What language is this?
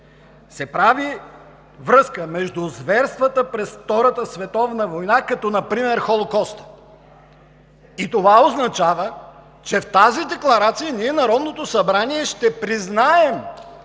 Bulgarian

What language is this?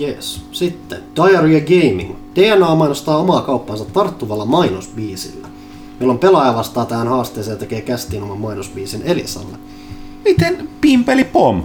Finnish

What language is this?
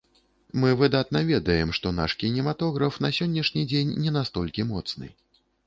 Belarusian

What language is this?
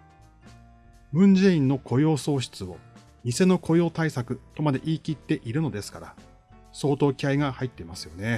Japanese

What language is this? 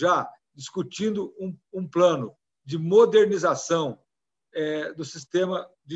Portuguese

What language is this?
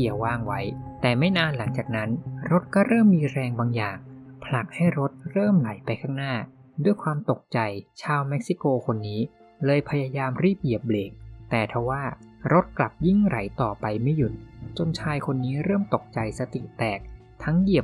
Thai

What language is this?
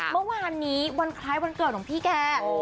Thai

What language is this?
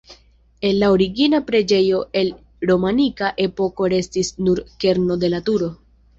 Esperanto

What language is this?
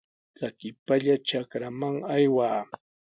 Sihuas Ancash Quechua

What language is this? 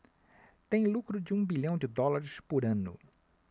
Portuguese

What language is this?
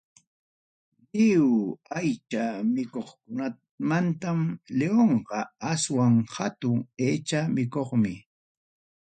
Ayacucho Quechua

